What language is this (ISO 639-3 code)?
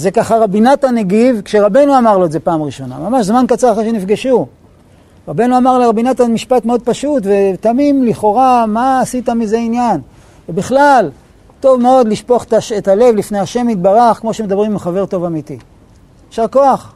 heb